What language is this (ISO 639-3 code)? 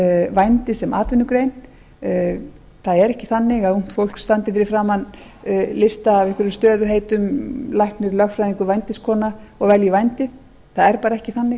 isl